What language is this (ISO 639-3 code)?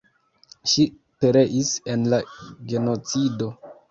epo